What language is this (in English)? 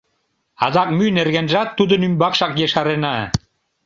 Mari